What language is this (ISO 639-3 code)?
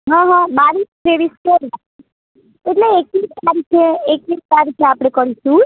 guj